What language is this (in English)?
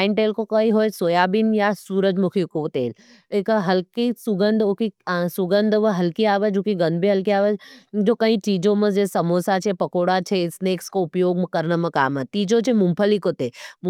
Nimadi